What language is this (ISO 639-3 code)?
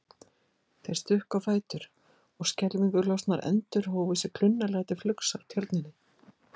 isl